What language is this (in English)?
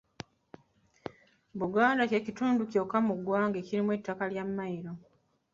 Ganda